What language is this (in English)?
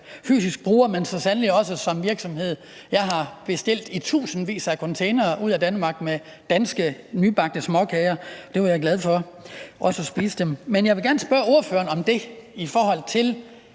Danish